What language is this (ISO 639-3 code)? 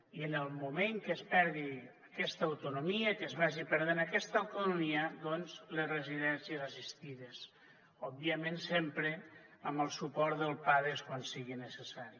cat